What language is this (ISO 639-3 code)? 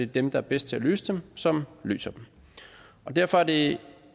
dan